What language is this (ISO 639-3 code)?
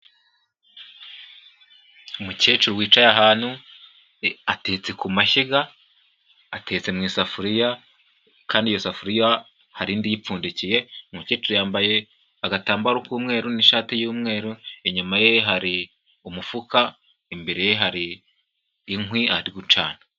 kin